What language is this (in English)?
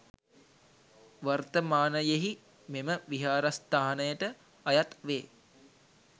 Sinhala